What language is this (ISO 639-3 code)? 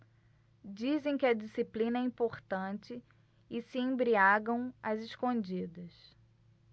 por